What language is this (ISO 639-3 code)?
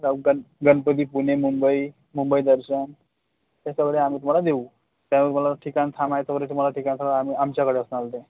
mar